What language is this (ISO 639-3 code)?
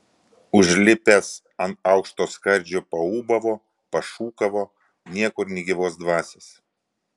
lit